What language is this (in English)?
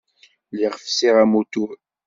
Kabyle